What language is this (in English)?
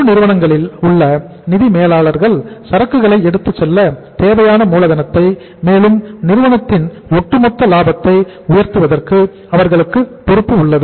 Tamil